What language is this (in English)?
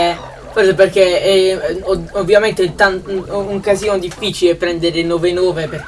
Italian